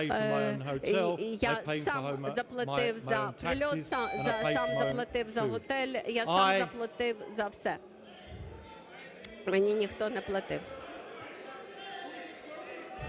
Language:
Ukrainian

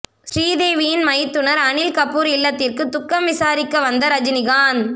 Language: Tamil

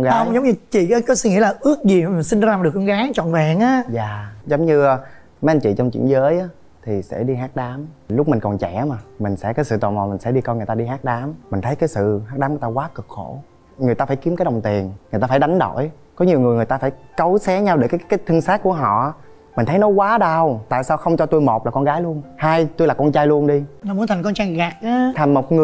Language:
Vietnamese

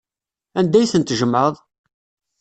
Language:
Kabyle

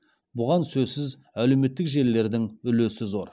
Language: Kazakh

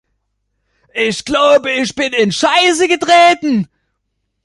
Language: German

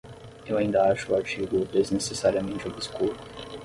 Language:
Portuguese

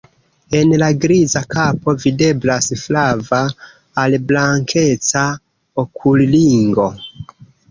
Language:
Esperanto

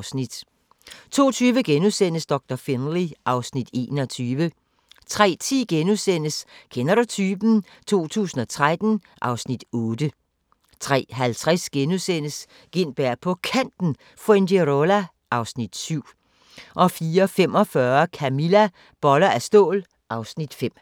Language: Danish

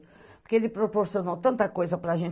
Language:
Portuguese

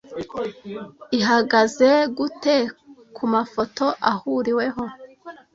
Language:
Kinyarwanda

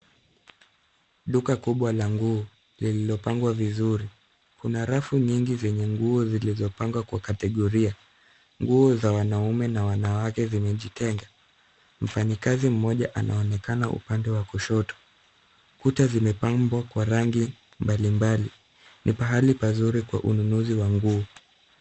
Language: Swahili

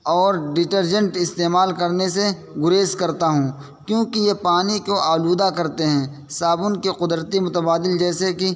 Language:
Urdu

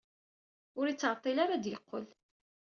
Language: Kabyle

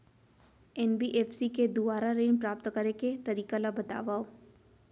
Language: Chhattisgarhi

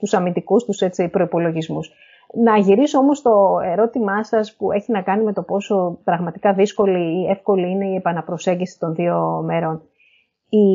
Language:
Greek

